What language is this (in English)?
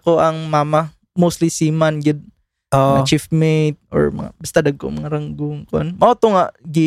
Filipino